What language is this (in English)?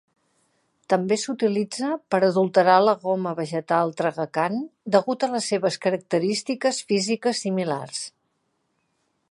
Catalan